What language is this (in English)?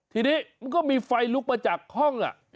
Thai